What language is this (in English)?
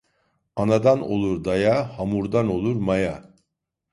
Turkish